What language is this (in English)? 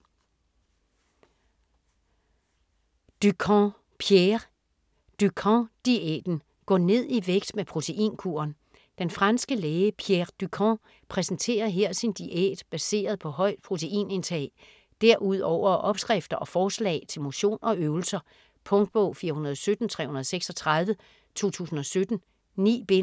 Danish